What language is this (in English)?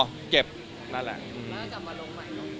Thai